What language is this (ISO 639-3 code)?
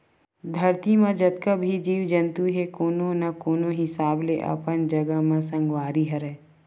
hne